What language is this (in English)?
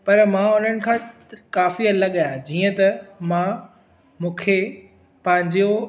Sindhi